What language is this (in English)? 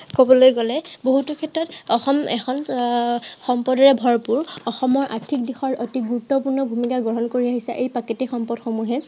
Assamese